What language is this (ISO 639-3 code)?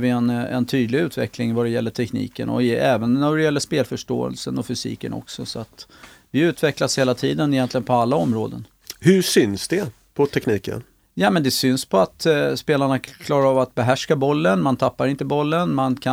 swe